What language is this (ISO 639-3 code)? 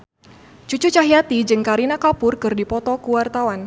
sun